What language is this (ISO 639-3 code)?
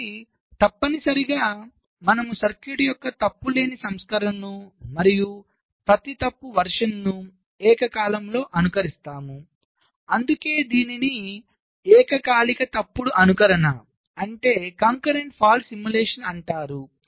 tel